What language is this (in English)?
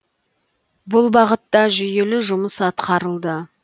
Kazakh